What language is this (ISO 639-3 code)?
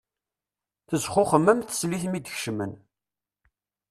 kab